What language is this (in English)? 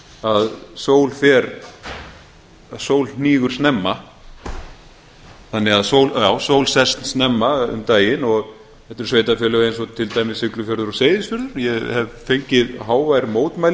Icelandic